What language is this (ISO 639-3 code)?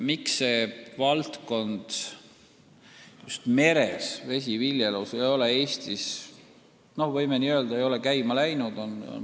est